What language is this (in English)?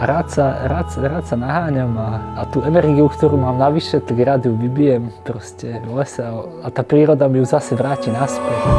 Slovak